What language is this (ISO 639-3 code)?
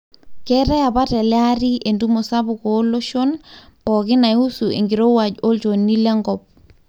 mas